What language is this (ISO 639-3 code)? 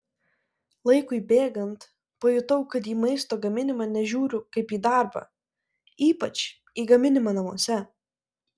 lit